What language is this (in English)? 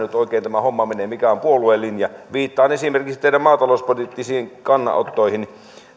Finnish